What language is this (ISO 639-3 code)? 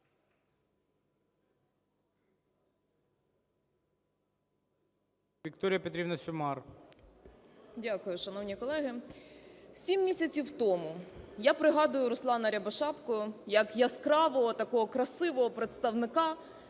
ukr